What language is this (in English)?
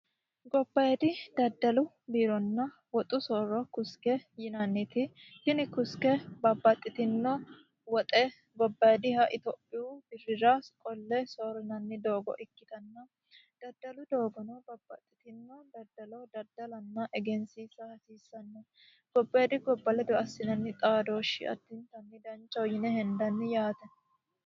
Sidamo